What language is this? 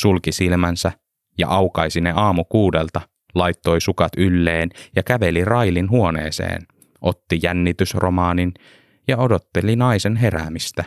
Finnish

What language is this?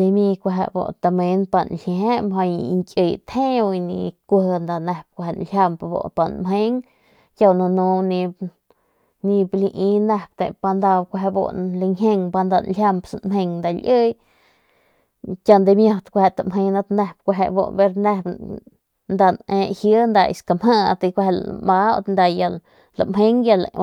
Northern Pame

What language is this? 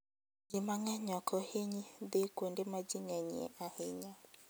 Luo (Kenya and Tanzania)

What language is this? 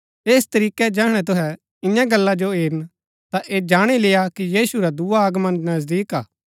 Gaddi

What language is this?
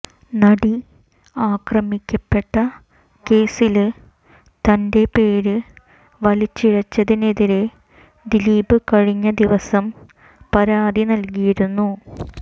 Malayalam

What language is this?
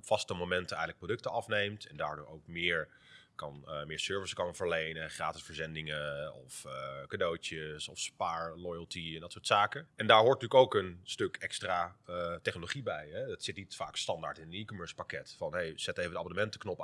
Dutch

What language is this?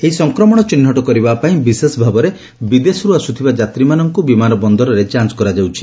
Odia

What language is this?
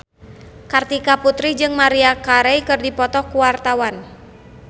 Sundanese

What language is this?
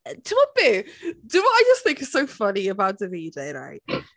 Welsh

